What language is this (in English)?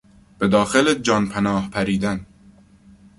Persian